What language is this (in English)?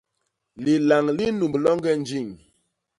Basaa